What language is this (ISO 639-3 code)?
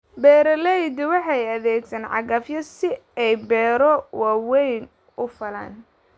som